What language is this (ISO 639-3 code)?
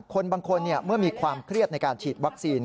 tha